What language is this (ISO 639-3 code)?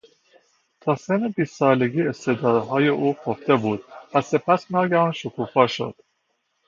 fas